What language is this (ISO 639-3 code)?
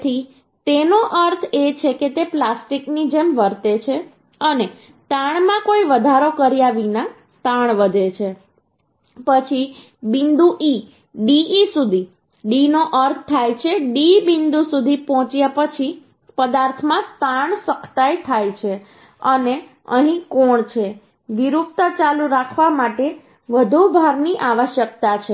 guj